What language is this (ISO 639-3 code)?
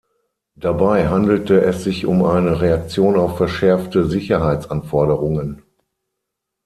deu